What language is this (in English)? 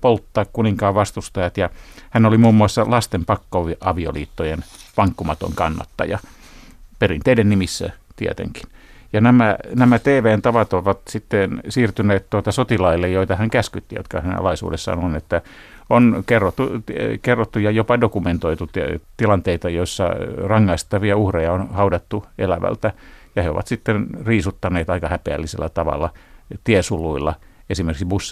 Finnish